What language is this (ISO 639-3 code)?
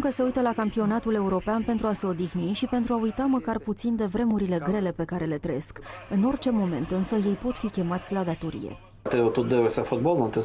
ron